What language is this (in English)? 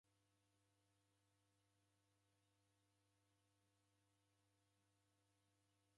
Taita